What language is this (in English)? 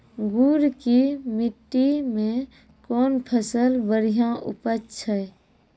Maithili